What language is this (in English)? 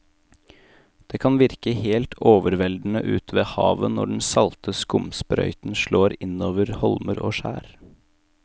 Norwegian